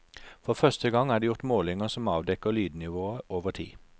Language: Norwegian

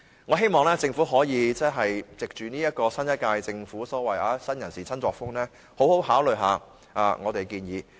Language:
Cantonese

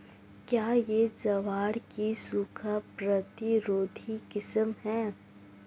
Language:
Hindi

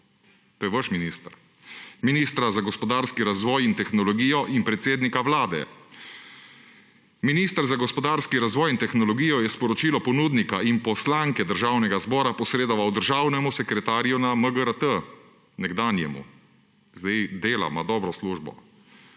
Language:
Slovenian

